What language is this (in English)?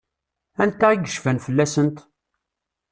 Kabyle